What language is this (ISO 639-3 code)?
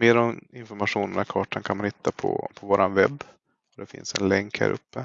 swe